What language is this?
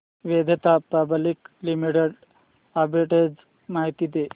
Marathi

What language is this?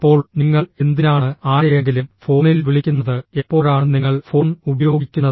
Malayalam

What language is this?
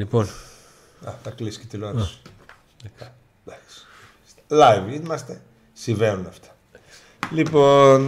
Greek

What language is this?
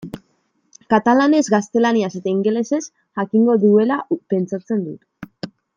Basque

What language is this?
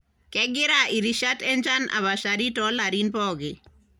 Masai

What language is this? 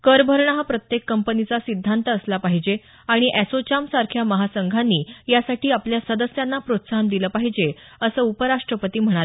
Marathi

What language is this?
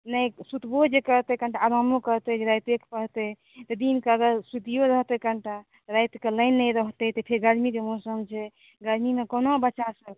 Maithili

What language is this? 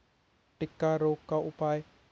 Hindi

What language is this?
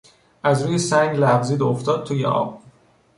Persian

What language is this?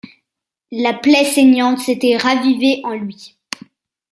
French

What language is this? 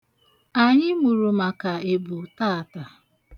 Igbo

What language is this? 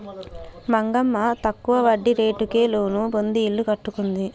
Telugu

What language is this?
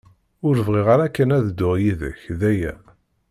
Kabyle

